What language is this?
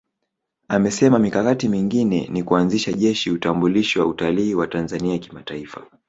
Swahili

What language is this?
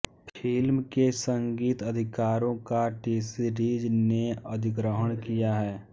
Hindi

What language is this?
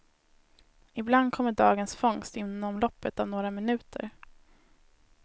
Swedish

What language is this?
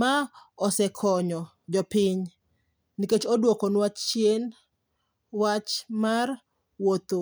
Luo (Kenya and Tanzania)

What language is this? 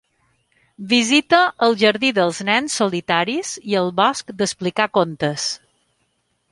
Catalan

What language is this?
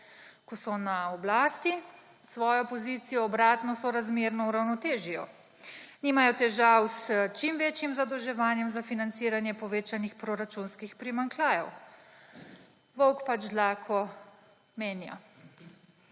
Slovenian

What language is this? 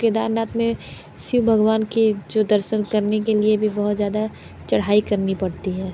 Hindi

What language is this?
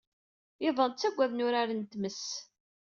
Kabyle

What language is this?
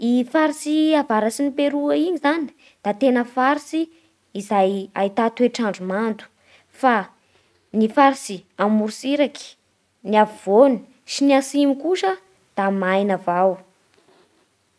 Bara Malagasy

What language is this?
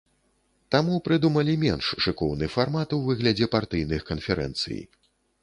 Belarusian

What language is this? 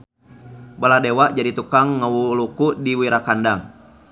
Sundanese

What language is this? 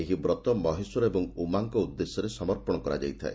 Odia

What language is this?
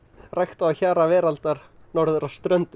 Icelandic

